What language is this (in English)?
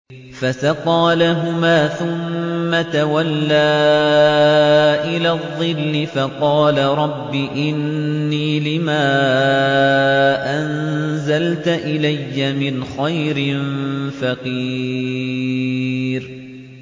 Arabic